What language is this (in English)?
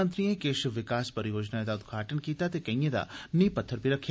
Dogri